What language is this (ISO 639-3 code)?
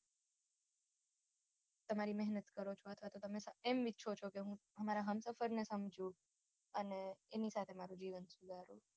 guj